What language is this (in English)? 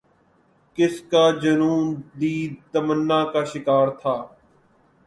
Urdu